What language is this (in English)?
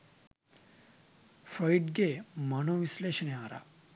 Sinhala